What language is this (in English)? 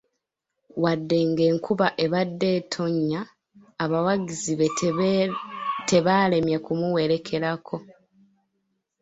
Ganda